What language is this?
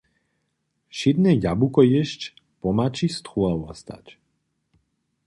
Upper Sorbian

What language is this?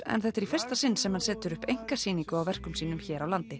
Icelandic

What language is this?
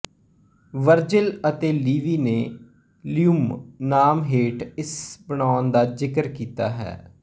Punjabi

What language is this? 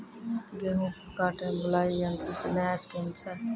Maithili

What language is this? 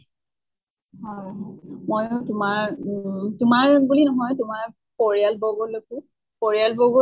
Assamese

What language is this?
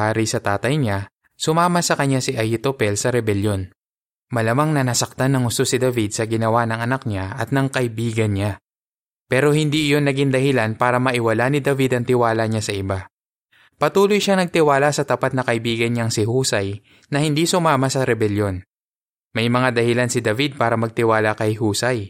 Filipino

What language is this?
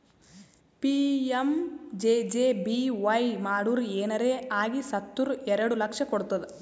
Kannada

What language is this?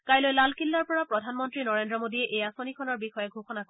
Assamese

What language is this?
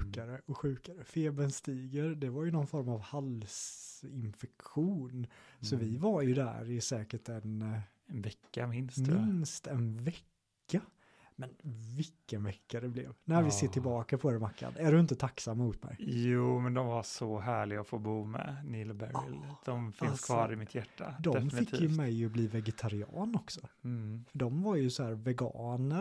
Swedish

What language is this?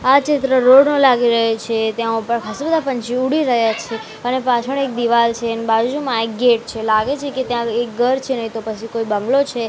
Gujarati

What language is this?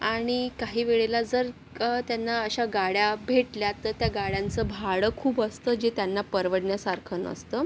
Marathi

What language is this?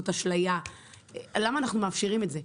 Hebrew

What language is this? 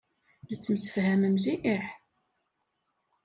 Kabyle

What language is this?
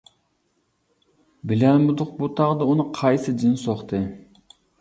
Uyghur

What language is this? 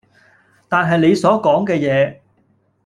Cantonese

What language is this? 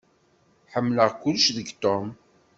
Kabyle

